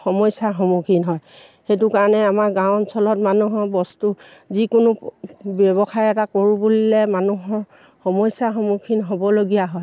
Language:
Assamese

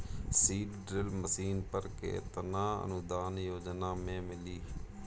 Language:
Bhojpuri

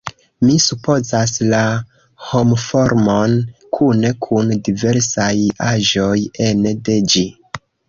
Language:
Esperanto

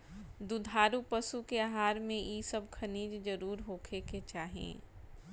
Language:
Bhojpuri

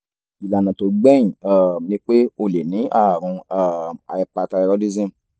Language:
Yoruba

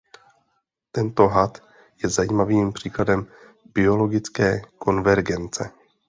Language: Czech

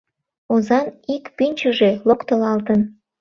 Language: Mari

